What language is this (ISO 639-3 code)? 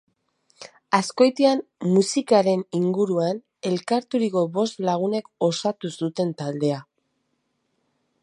eus